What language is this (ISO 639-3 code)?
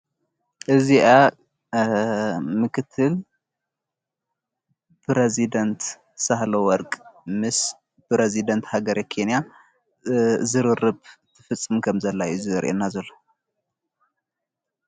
tir